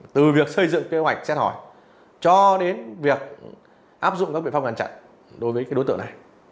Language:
Vietnamese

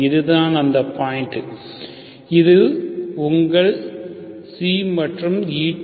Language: Tamil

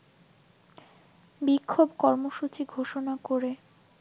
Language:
Bangla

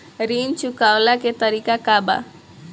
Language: Bhojpuri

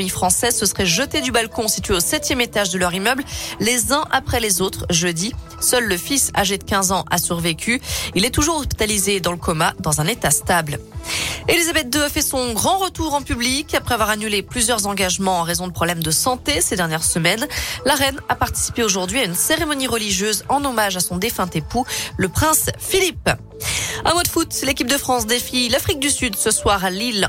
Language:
French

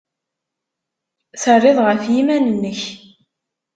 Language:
Kabyle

